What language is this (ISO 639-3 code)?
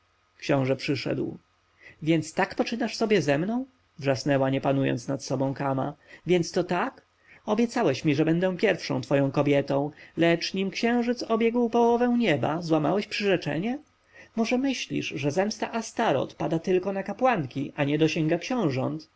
pol